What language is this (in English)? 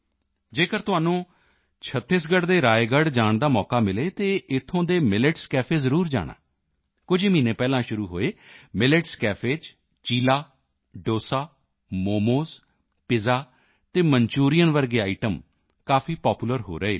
Punjabi